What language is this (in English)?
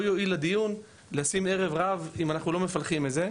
Hebrew